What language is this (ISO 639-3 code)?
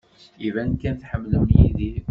kab